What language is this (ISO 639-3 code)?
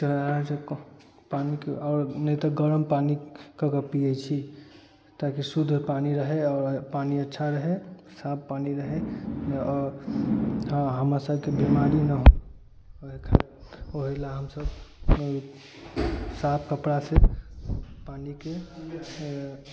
mai